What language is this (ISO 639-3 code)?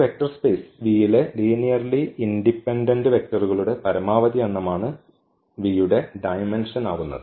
mal